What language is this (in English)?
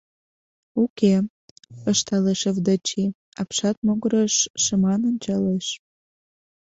Mari